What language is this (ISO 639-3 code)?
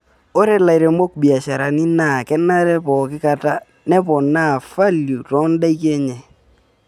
mas